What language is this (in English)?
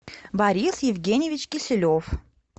Russian